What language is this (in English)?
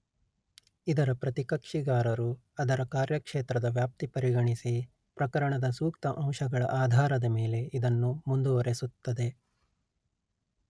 Kannada